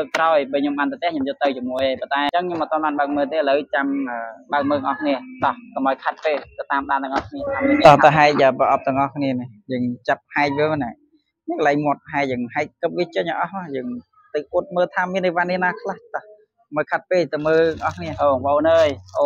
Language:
Vietnamese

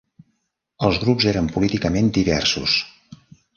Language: Catalan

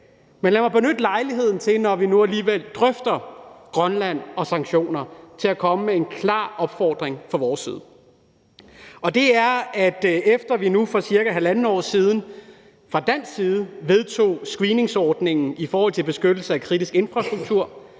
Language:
Danish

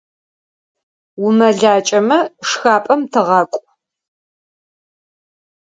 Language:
Adyghe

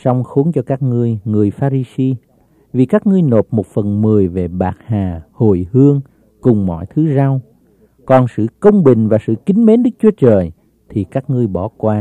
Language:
Vietnamese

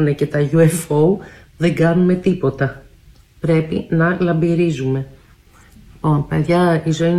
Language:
Greek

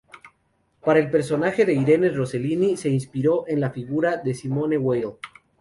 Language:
Spanish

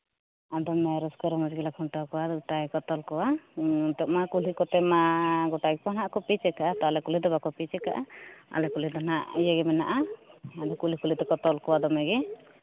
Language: Santali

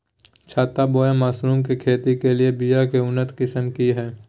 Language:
Magahi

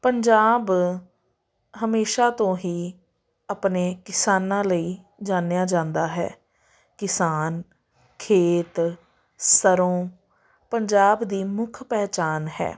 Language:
Punjabi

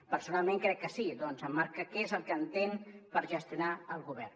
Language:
Catalan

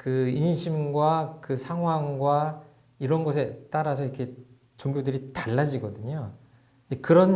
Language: Korean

